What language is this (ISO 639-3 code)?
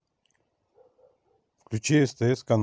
rus